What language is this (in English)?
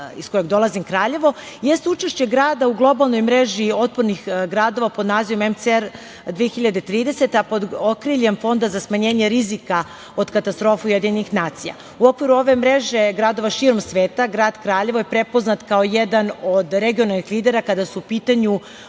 Serbian